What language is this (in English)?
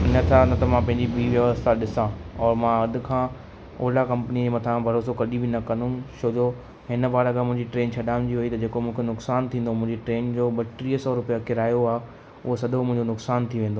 Sindhi